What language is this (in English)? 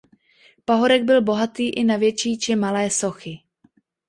Czech